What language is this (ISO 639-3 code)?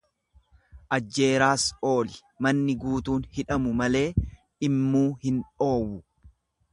orm